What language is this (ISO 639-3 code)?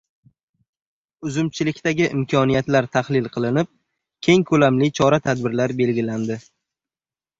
uzb